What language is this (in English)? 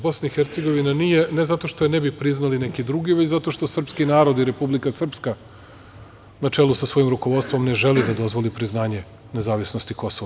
Serbian